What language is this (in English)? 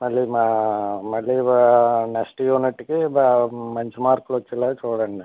Telugu